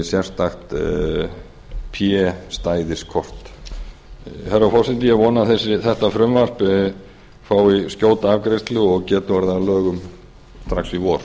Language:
Icelandic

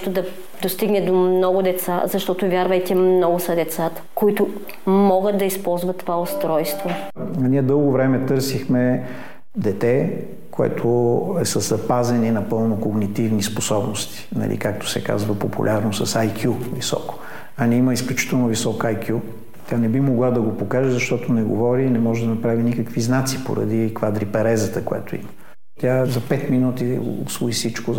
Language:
Bulgarian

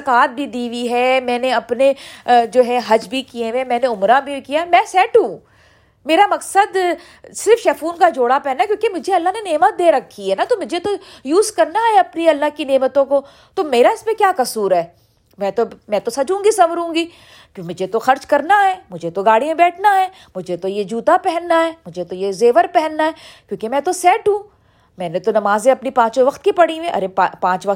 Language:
Urdu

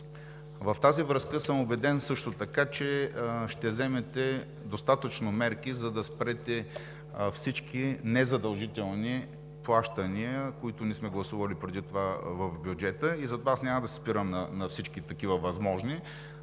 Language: Bulgarian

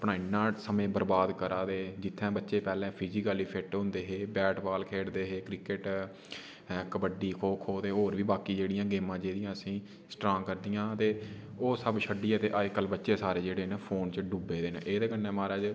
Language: Dogri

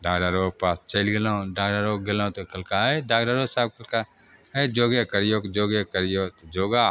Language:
Maithili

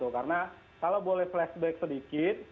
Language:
Indonesian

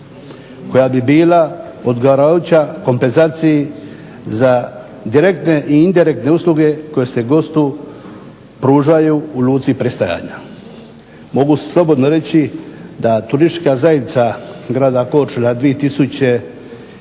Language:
Croatian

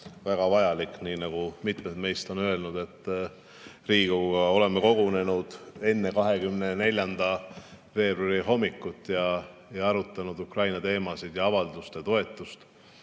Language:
Estonian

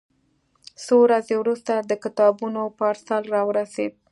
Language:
Pashto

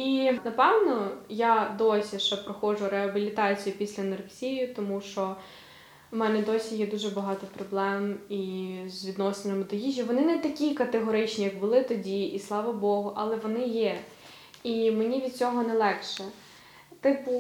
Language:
Ukrainian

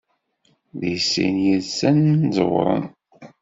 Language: Kabyle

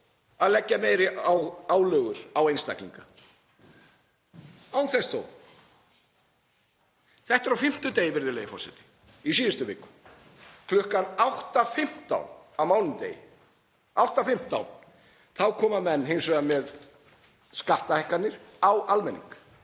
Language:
Icelandic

